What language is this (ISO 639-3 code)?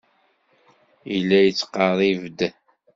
kab